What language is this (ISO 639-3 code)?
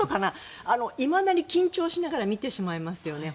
jpn